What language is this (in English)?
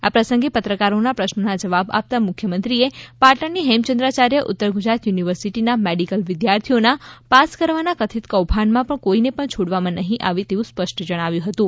Gujarati